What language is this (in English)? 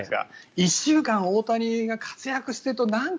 Japanese